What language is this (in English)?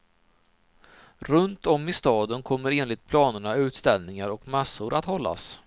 Swedish